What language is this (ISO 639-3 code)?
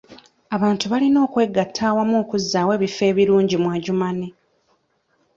lug